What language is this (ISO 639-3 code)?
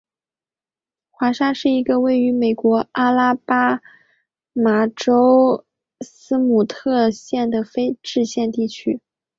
zho